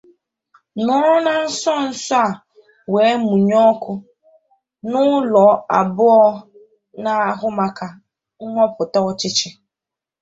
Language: Igbo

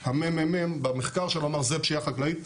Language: Hebrew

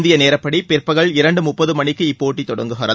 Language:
Tamil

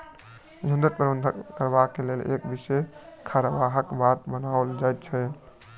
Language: Maithili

